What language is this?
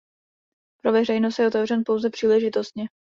Czech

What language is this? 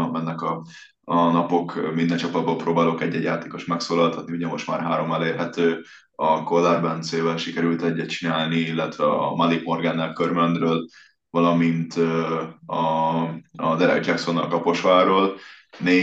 Hungarian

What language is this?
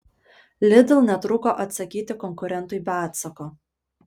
Lithuanian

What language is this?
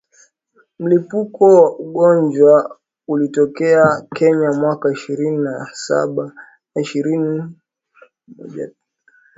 Swahili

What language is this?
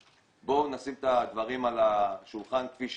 Hebrew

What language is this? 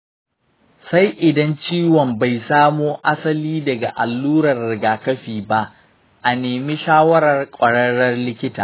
Hausa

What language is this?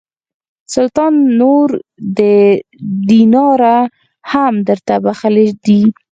Pashto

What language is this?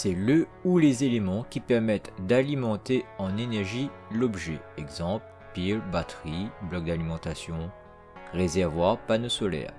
French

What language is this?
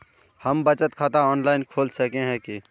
Magahi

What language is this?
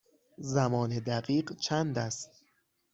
Persian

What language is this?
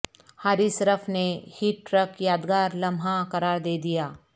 Urdu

